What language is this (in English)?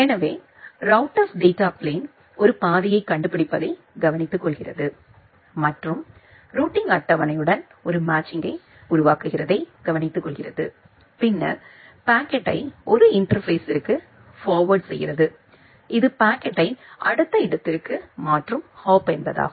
Tamil